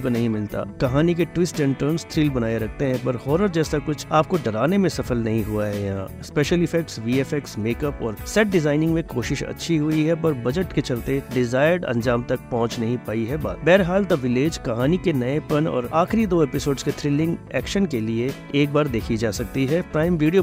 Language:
Hindi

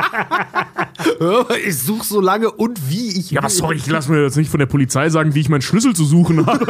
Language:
German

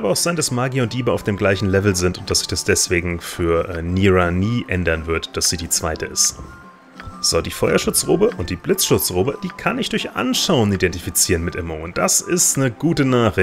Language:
German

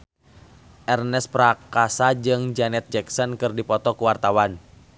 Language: Sundanese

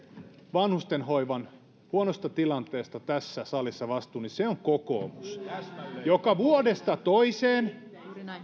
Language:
Finnish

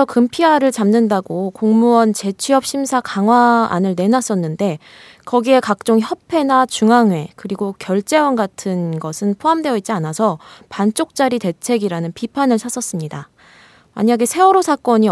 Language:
Korean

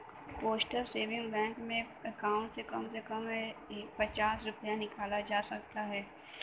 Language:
Bhojpuri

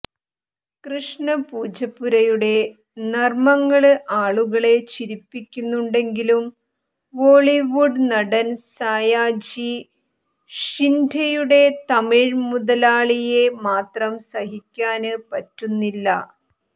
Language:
Malayalam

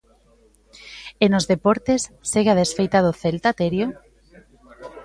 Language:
Galician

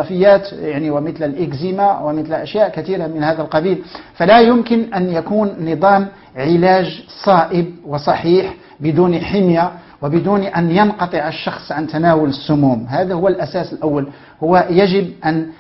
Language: Arabic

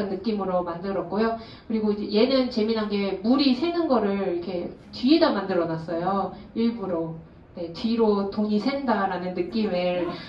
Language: Korean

